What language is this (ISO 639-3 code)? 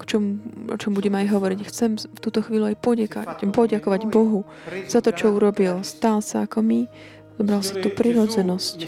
slk